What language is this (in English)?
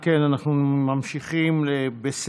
Hebrew